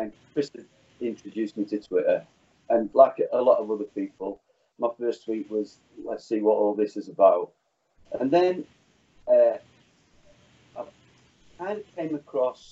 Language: English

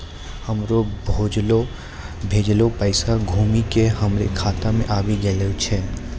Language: Maithili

